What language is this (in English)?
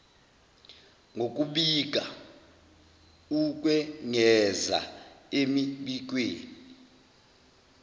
Zulu